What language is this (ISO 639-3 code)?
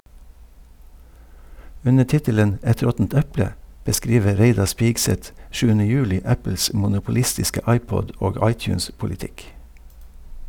nor